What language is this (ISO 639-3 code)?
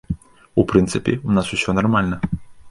bel